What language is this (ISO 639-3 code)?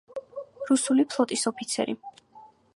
kat